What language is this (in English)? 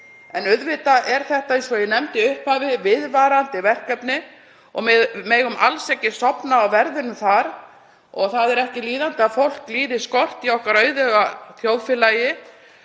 Icelandic